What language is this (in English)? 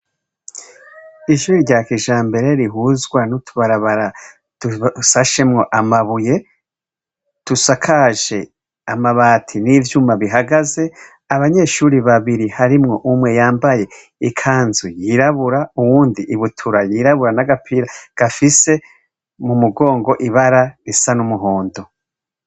Rundi